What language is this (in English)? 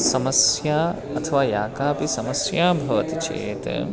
Sanskrit